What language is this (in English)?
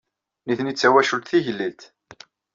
Kabyle